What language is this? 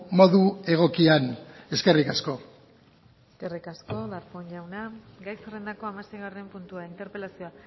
Basque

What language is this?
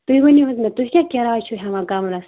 Kashmiri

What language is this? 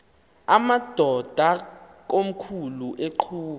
Xhosa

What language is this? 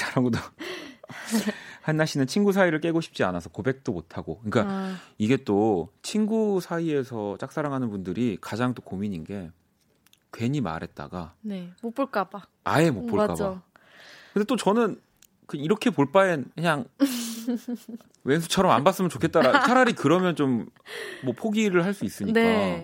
Korean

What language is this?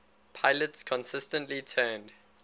English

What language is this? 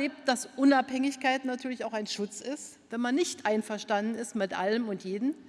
German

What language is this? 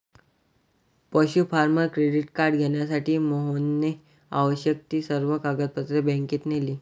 Marathi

